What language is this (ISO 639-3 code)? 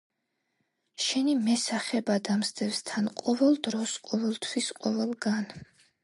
kat